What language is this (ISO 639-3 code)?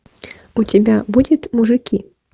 rus